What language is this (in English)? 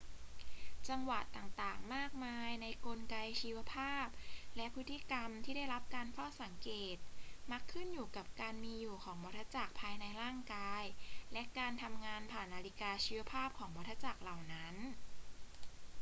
Thai